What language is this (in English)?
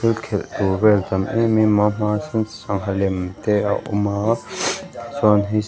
Mizo